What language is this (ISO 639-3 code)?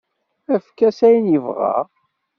kab